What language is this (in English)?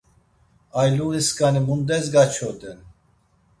Laz